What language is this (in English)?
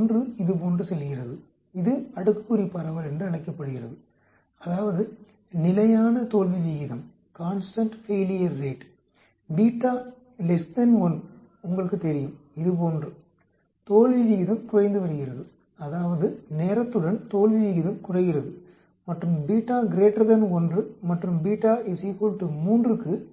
Tamil